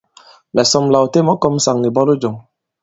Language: Bankon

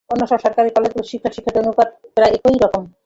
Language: Bangla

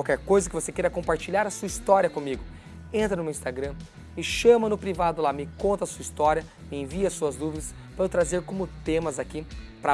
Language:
Portuguese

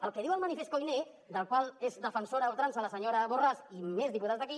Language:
Catalan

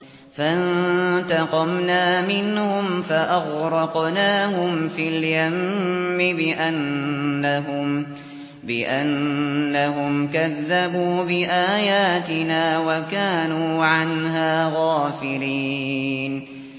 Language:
Arabic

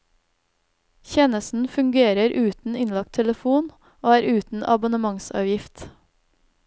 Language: Norwegian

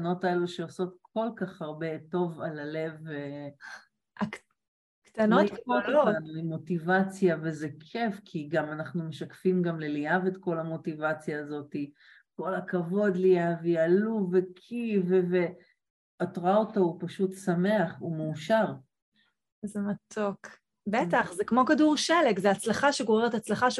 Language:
Hebrew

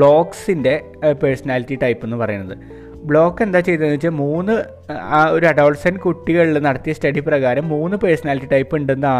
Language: Malayalam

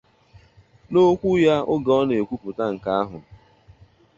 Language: Igbo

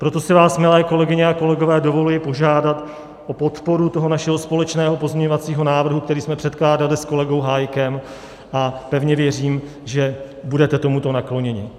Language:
Czech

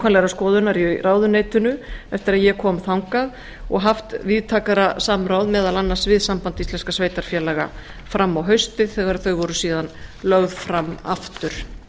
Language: Icelandic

